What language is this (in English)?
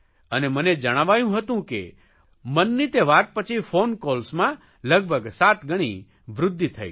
Gujarati